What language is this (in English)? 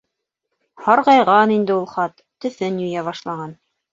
Bashkir